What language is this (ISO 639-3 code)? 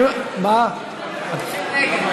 heb